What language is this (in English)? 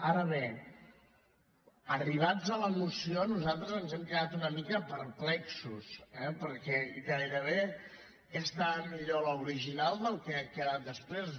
Catalan